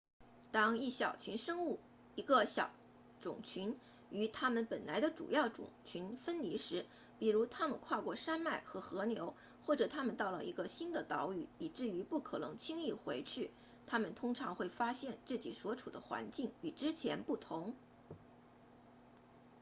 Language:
Chinese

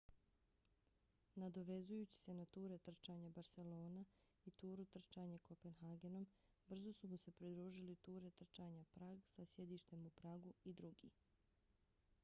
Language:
Bosnian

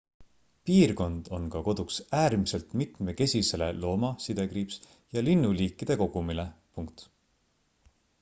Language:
Estonian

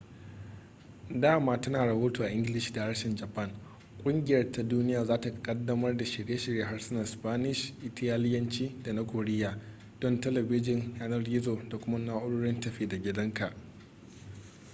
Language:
Hausa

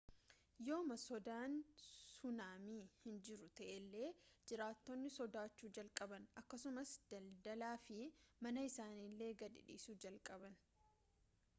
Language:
Oromo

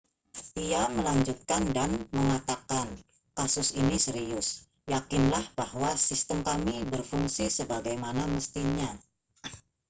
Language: Indonesian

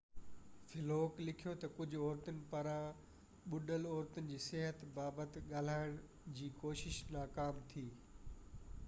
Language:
Sindhi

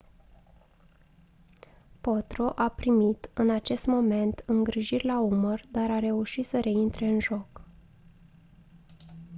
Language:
Romanian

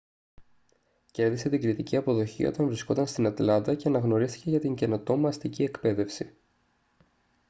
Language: Greek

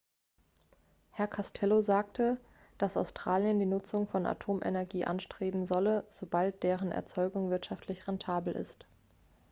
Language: German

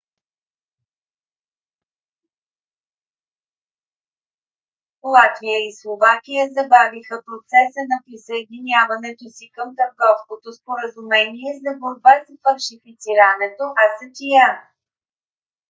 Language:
Bulgarian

